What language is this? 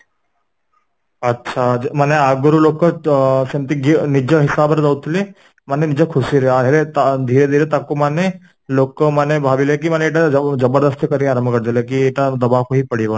Odia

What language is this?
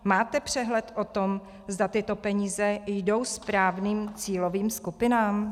Czech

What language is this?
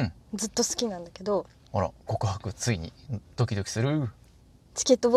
Japanese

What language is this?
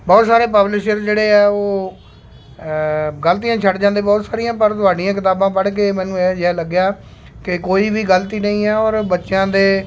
Punjabi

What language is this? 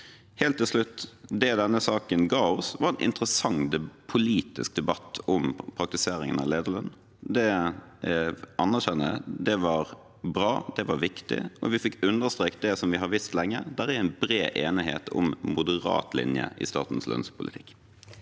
Norwegian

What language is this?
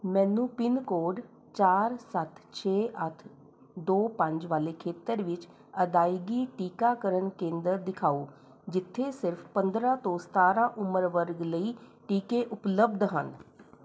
Punjabi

